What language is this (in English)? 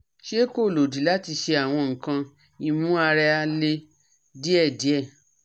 Yoruba